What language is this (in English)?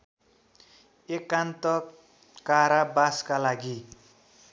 Nepali